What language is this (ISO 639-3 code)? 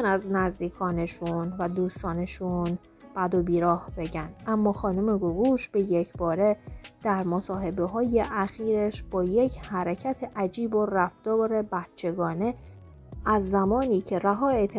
fas